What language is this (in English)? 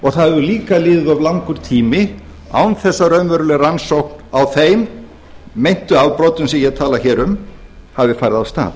Icelandic